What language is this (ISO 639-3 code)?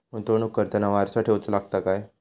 mar